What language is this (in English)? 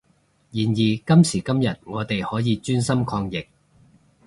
Cantonese